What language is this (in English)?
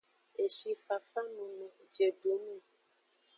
Aja (Benin)